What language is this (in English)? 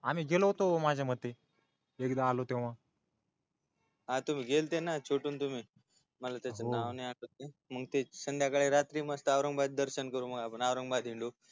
Marathi